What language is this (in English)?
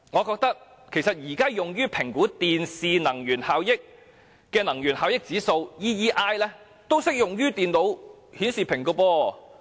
Cantonese